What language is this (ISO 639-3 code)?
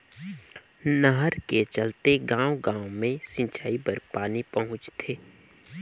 hne